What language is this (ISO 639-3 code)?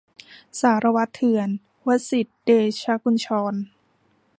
tha